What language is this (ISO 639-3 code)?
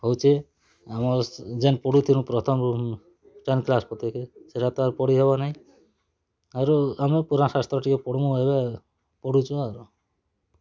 ori